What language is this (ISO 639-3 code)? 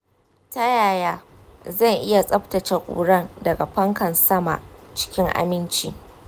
hau